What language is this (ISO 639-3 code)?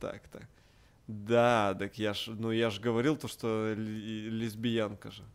rus